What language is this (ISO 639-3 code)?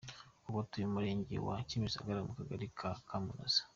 kin